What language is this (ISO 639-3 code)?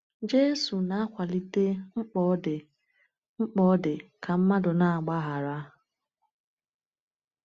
ibo